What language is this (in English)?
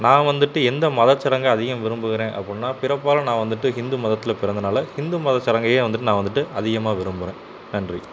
Tamil